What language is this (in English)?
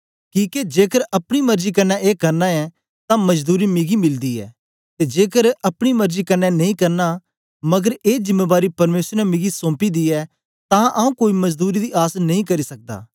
Dogri